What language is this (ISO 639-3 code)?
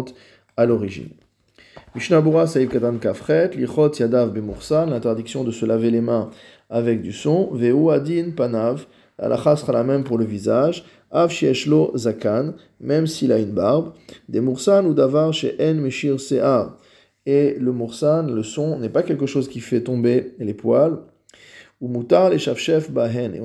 fra